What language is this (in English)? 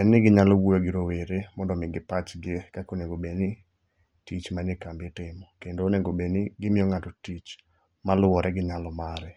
Luo (Kenya and Tanzania)